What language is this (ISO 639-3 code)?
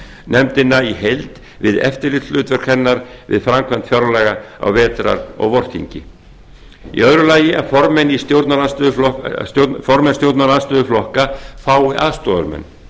isl